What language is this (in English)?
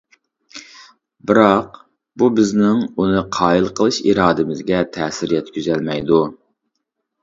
Uyghur